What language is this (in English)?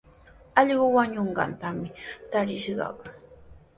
Sihuas Ancash Quechua